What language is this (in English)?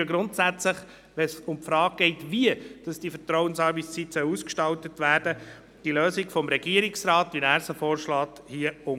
Swiss German